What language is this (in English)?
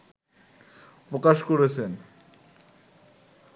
Bangla